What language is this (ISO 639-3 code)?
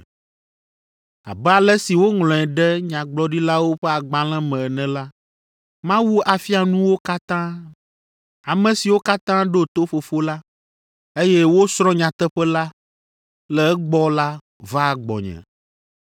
ewe